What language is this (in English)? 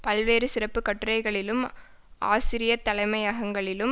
Tamil